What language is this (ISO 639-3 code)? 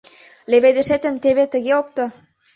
chm